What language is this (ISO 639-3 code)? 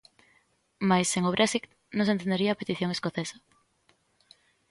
glg